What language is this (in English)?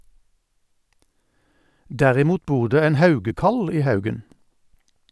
Norwegian